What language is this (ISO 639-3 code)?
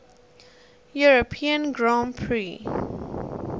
eng